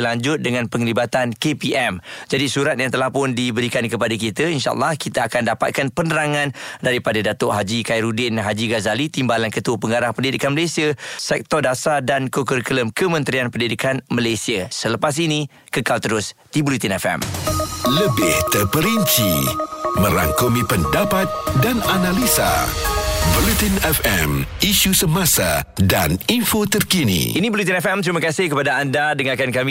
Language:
Malay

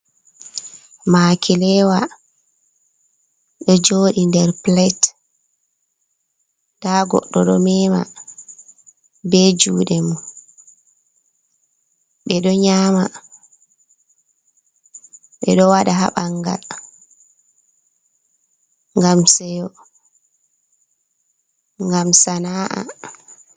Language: Fula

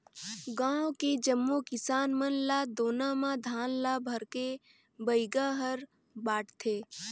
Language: Chhattisgarhi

